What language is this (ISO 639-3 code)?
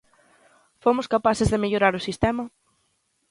glg